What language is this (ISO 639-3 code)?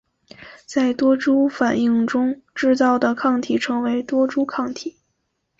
zho